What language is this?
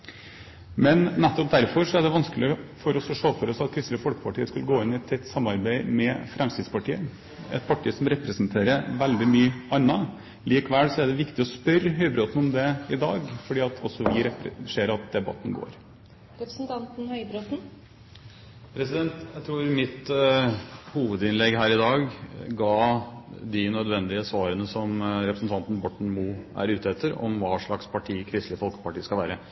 Norwegian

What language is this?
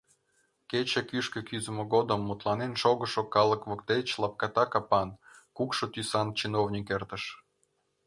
Mari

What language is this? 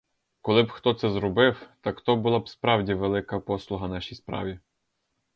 Ukrainian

